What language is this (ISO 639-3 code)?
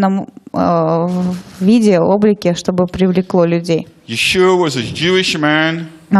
rus